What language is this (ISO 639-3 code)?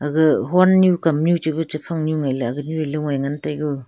nnp